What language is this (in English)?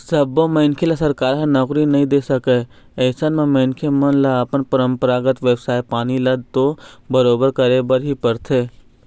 Chhattisgarhi